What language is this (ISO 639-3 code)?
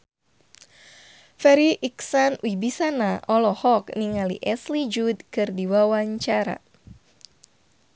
sun